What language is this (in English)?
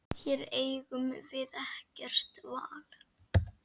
Icelandic